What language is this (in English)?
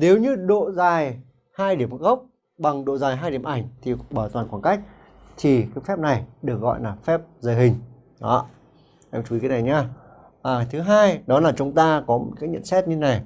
Vietnamese